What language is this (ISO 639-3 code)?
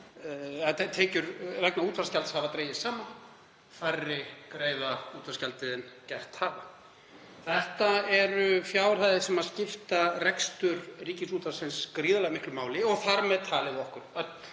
isl